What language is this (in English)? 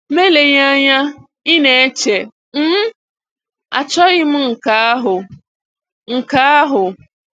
Igbo